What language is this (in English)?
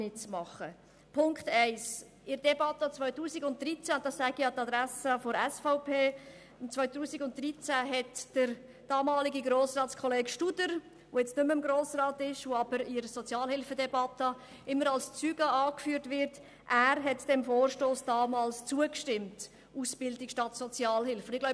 Swiss German